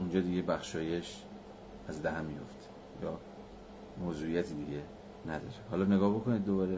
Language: Persian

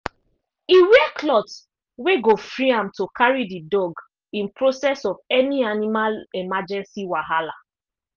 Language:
Nigerian Pidgin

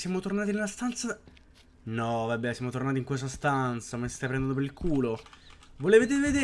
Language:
Italian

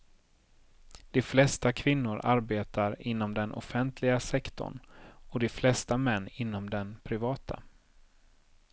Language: Swedish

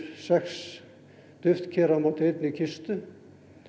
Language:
Icelandic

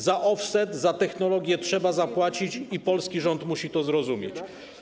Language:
Polish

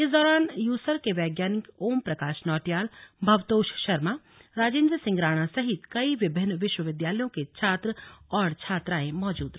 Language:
Hindi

